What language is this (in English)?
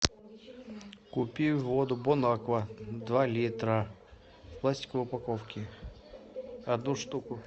Russian